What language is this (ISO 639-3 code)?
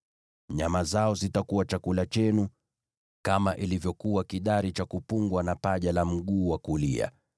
swa